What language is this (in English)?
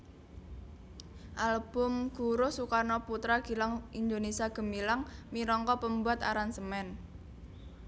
Javanese